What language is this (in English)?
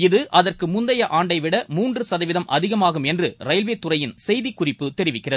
Tamil